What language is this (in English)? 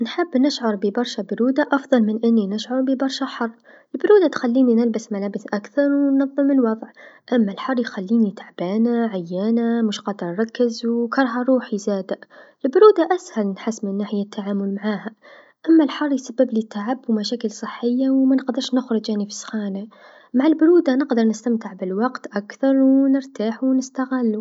Tunisian Arabic